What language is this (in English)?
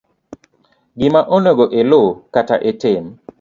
Luo (Kenya and Tanzania)